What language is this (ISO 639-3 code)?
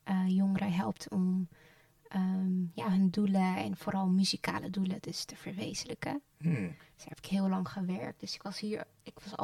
nld